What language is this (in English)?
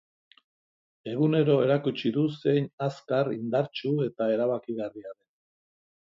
Basque